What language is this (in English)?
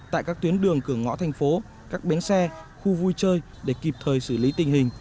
Vietnamese